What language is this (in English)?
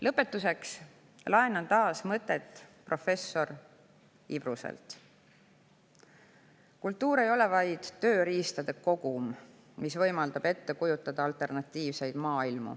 Estonian